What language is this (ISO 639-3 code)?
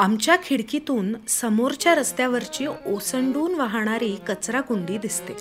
mar